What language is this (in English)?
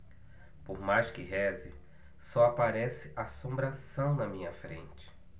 Portuguese